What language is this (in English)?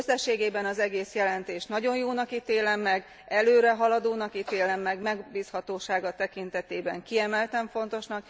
Hungarian